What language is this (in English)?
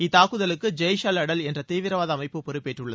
Tamil